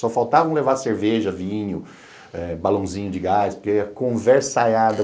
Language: Portuguese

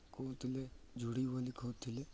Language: Odia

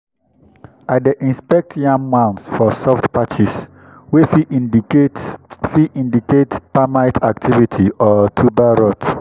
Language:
Nigerian Pidgin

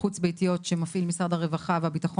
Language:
Hebrew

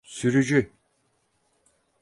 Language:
Turkish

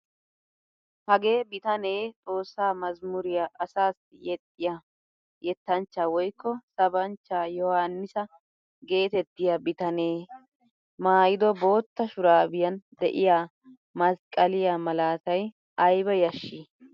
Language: Wolaytta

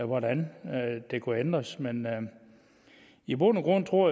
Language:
Danish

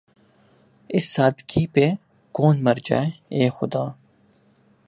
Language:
Urdu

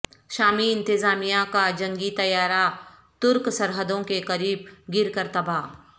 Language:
Urdu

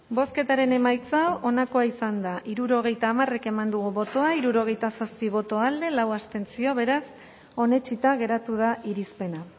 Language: Basque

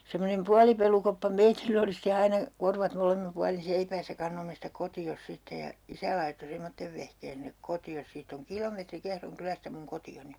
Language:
Finnish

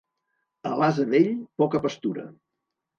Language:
Catalan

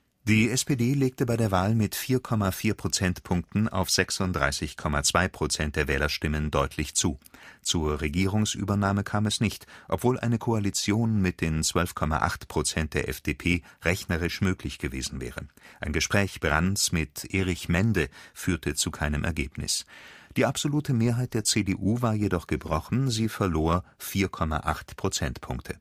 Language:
German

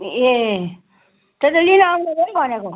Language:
Nepali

